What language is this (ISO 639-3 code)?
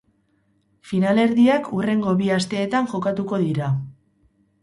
eus